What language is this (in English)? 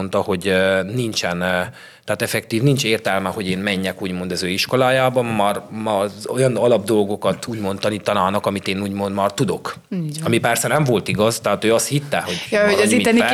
Hungarian